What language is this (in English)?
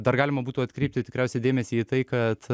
Lithuanian